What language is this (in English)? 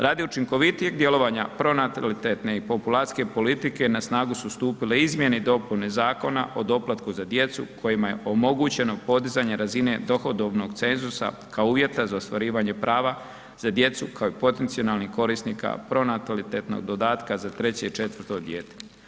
Croatian